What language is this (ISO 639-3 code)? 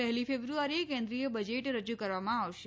guj